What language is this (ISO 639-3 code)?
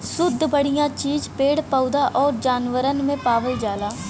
bho